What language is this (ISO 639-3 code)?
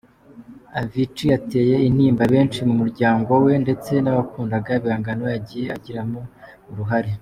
kin